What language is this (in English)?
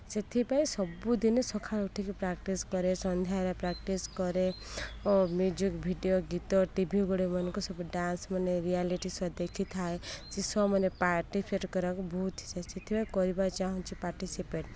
Odia